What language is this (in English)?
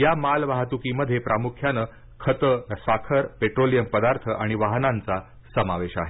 Marathi